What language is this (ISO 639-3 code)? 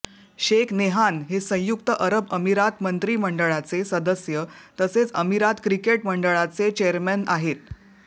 mar